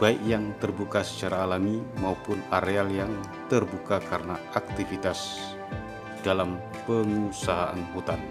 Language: Indonesian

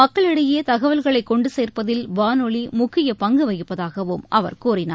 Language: Tamil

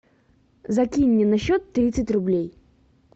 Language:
Russian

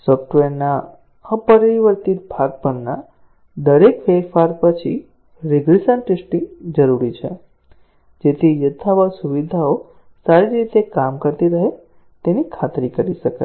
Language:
Gujarati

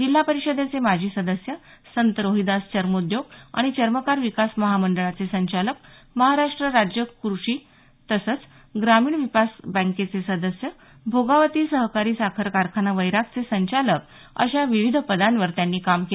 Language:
Marathi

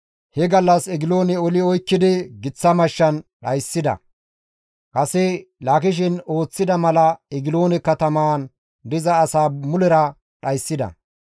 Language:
Gamo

